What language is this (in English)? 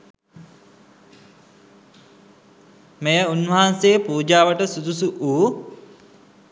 Sinhala